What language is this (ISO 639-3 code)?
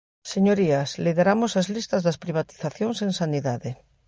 glg